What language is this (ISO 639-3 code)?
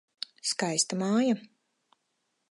lav